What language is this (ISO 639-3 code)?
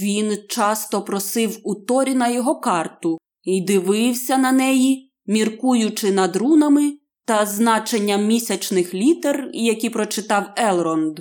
ukr